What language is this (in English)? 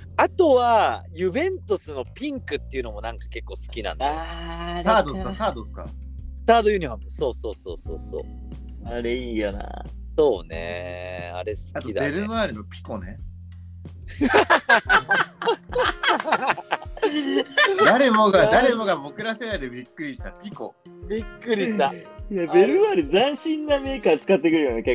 Japanese